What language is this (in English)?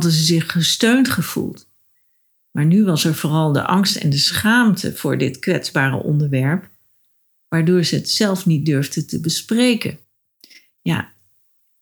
Dutch